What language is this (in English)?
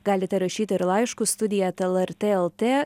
Lithuanian